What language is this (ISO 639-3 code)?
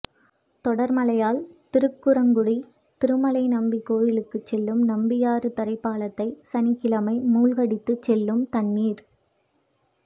tam